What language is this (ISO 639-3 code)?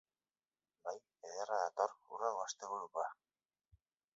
eus